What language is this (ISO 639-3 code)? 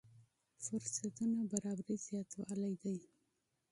pus